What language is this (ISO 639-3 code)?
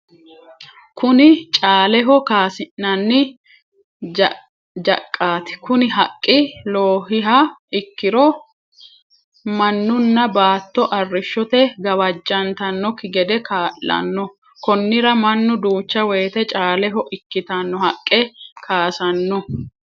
sid